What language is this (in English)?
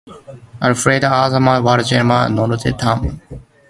Mada (Cameroon)